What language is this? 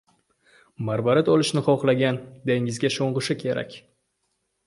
Uzbek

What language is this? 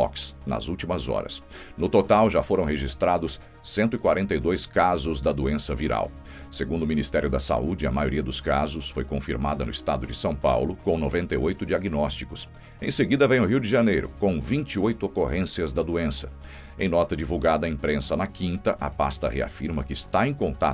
Portuguese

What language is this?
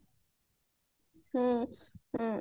Odia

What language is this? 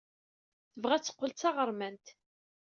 Kabyle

